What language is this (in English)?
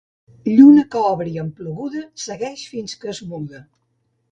Catalan